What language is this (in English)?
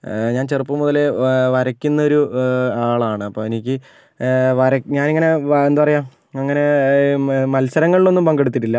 Malayalam